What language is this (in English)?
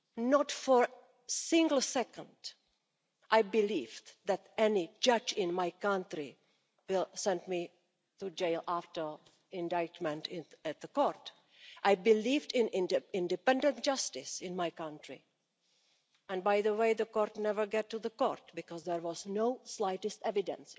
English